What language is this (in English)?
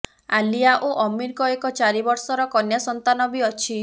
Odia